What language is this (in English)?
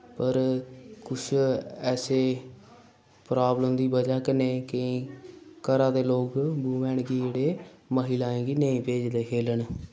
Dogri